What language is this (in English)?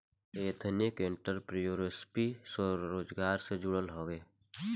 Bhojpuri